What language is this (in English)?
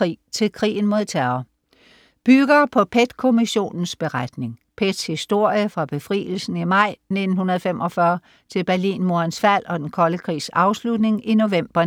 Danish